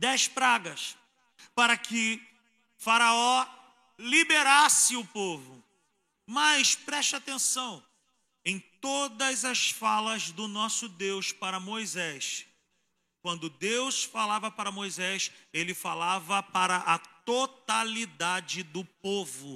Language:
Portuguese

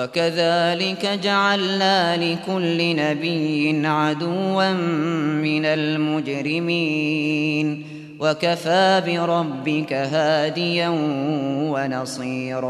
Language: Arabic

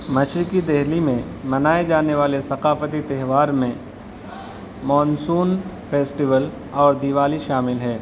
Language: Urdu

